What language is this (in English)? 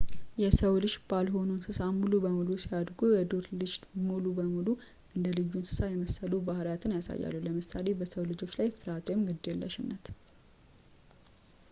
Amharic